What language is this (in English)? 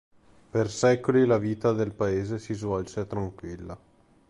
Italian